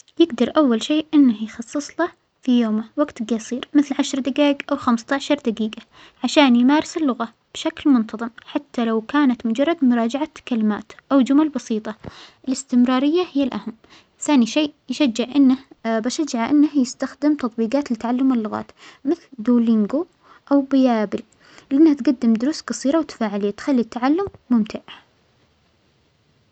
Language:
Omani Arabic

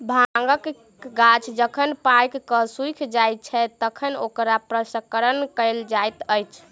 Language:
Maithili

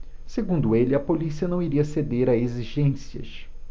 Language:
Portuguese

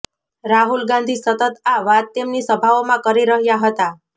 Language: Gujarati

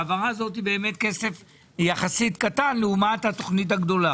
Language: Hebrew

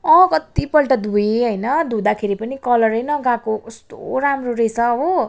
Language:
Nepali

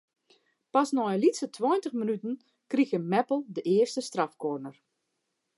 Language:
Western Frisian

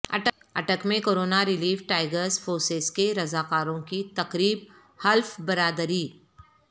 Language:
Urdu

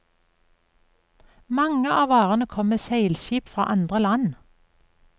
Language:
Norwegian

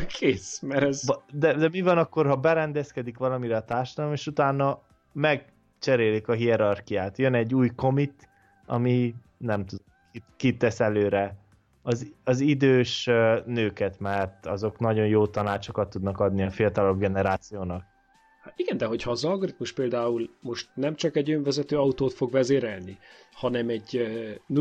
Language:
Hungarian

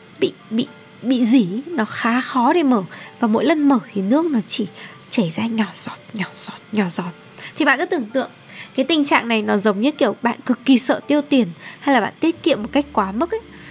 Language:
Vietnamese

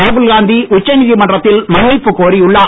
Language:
Tamil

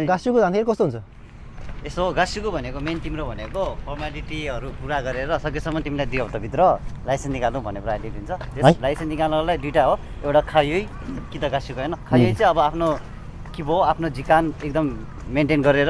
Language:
Japanese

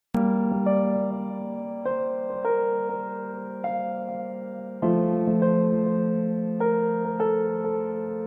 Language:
Romanian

